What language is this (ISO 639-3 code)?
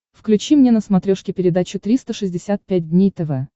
rus